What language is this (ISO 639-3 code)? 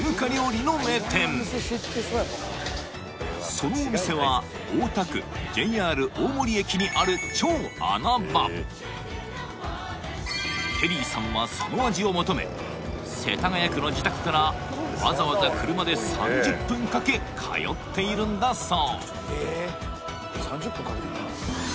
jpn